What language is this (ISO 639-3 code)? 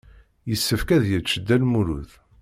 kab